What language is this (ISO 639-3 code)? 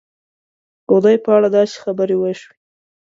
pus